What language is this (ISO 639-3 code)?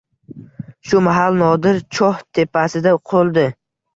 uzb